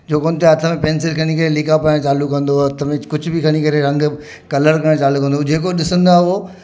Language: Sindhi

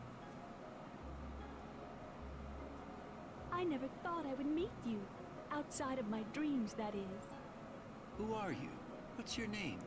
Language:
English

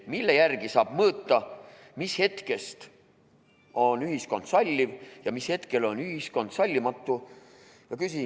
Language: Estonian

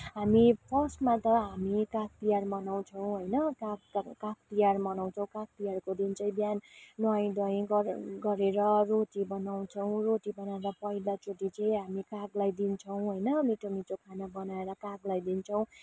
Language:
Nepali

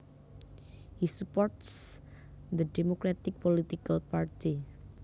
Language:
Javanese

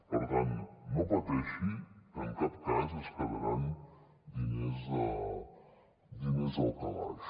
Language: Catalan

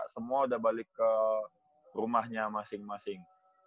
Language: Indonesian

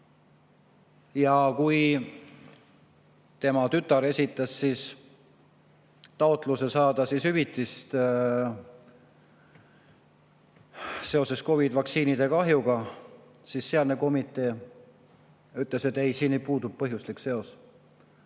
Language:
Estonian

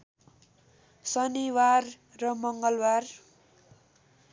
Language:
Nepali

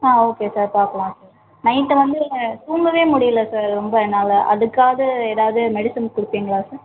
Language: Tamil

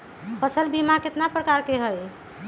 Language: Magahi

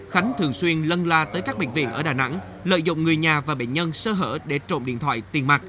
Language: Vietnamese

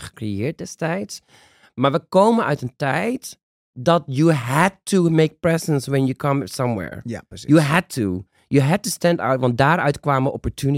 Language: Dutch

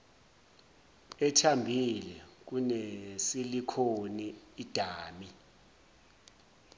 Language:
Zulu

